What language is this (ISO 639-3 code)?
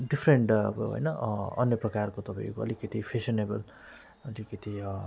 nep